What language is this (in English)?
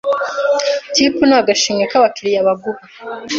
Kinyarwanda